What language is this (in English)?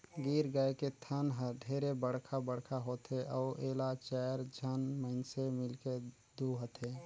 Chhattisgarhi